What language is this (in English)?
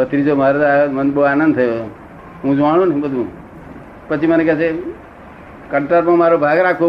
Gujarati